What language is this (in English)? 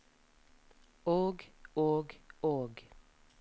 Norwegian